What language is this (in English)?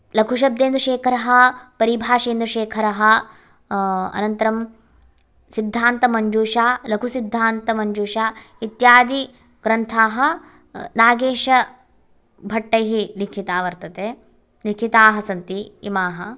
Sanskrit